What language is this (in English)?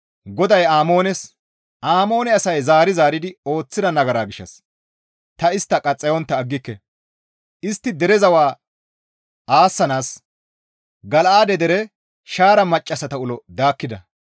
Gamo